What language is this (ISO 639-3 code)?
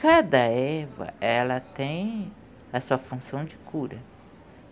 por